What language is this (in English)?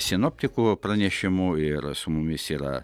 Lithuanian